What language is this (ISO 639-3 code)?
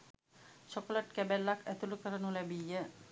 sin